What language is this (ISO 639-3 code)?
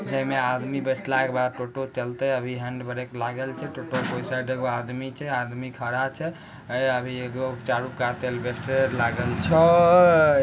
mag